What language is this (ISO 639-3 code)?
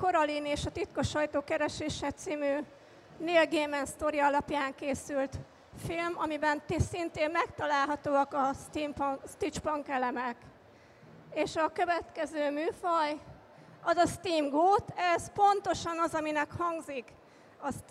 hun